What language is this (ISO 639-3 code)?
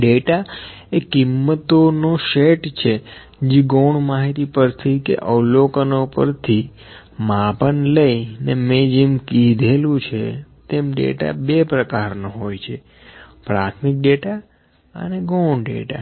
guj